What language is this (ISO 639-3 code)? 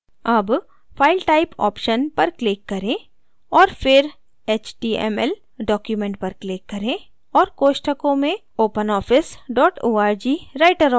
hin